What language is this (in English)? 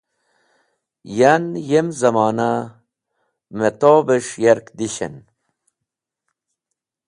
Wakhi